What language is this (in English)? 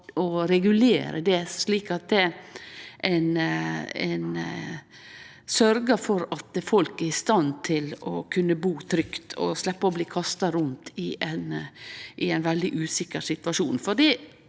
Norwegian